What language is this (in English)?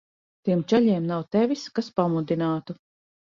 Latvian